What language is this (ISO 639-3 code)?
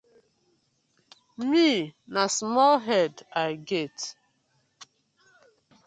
pcm